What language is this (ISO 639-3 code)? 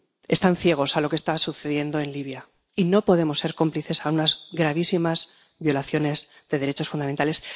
spa